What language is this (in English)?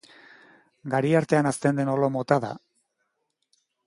Basque